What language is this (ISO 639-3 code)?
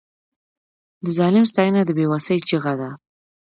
pus